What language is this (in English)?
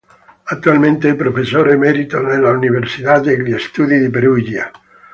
Italian